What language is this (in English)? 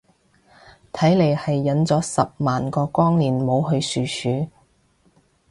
Cantonese